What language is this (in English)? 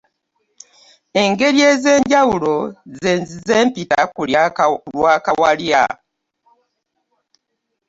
Ganda